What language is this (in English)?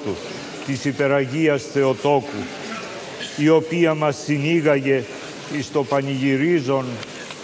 Greek